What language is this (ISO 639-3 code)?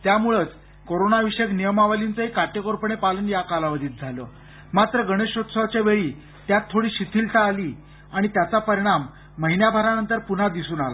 mar